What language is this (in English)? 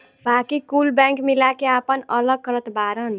Bhojpuri